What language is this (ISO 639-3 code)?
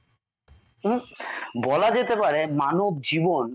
ben